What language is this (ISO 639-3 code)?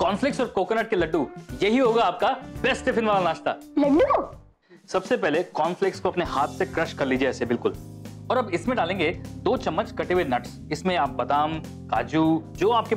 hin